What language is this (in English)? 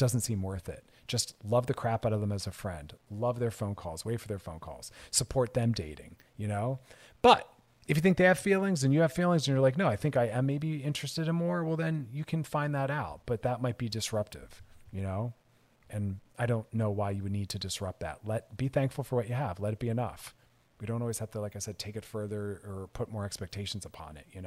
English